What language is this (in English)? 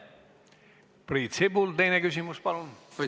Estonian